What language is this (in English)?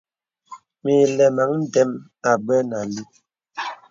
Bebele